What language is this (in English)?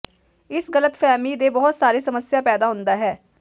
Punjabi